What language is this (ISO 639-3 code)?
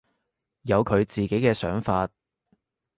yue